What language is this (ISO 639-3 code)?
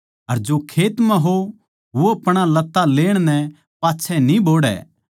bgc